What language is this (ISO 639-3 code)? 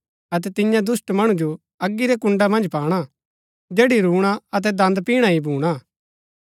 gbk